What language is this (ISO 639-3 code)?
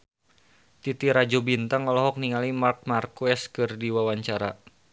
sun